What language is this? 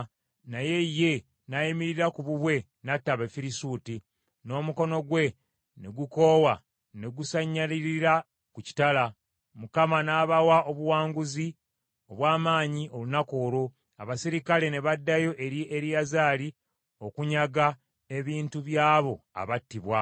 Ganda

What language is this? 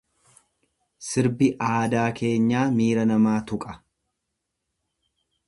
Oromo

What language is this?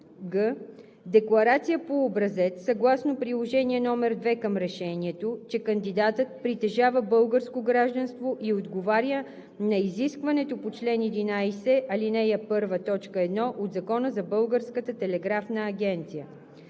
Bulgarian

